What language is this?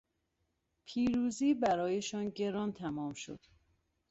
Persian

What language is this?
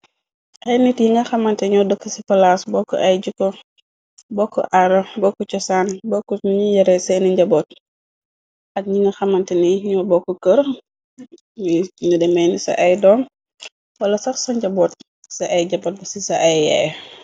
Wolof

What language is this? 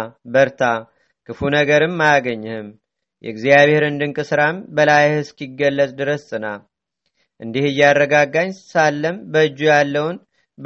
Amharic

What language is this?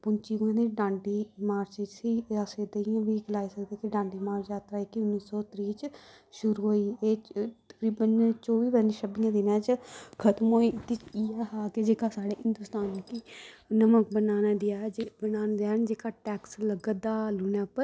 Dogri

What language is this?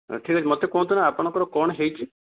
Odia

